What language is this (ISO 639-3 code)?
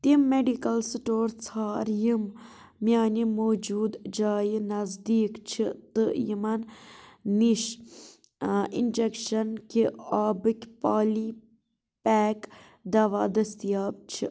kas